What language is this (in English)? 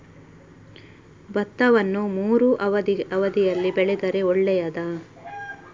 Kannada